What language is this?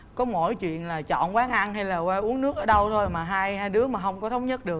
Vietnamese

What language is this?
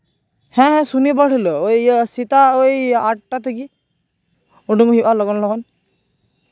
Santali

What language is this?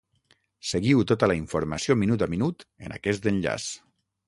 Catalan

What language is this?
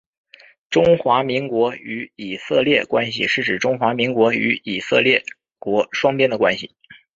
Chinese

